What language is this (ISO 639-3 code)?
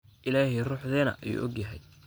som